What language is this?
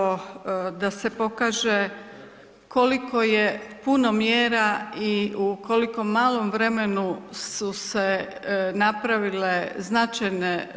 Croatian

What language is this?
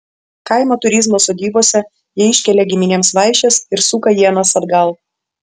Lithuanian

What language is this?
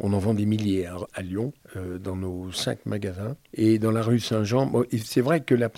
French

